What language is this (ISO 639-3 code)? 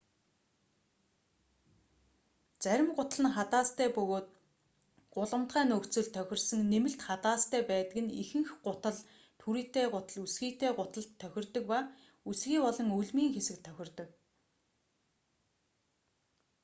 mon